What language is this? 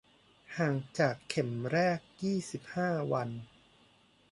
Thai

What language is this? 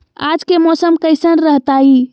Magahi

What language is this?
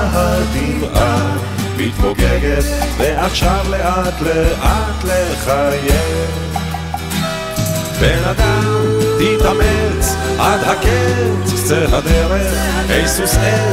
Hebrew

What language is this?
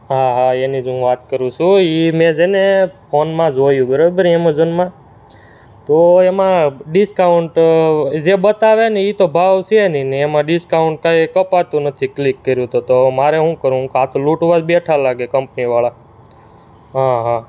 Gujarati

